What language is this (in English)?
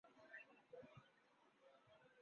Urdu